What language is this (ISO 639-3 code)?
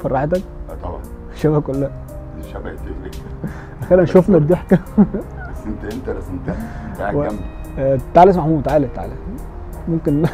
ara